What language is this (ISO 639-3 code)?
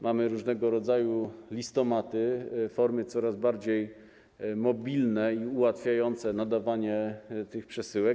pol